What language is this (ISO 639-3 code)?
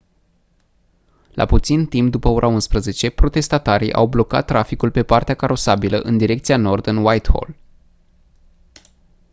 ron